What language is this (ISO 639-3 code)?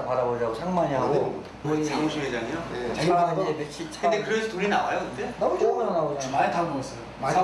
kor